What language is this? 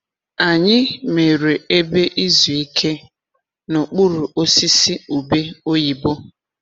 Igbo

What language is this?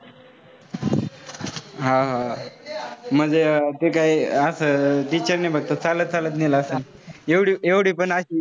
Marathi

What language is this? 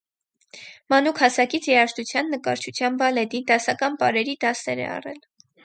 Armenian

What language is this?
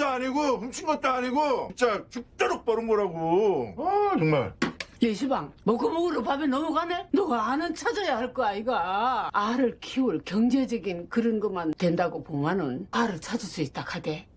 Korean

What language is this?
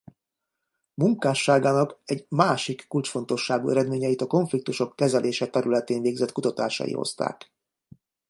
Hungarian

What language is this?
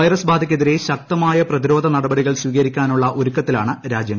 Malayalam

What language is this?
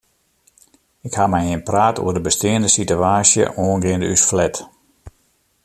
Western Frisian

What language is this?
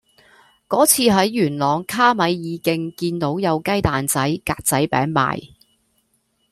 Cantonese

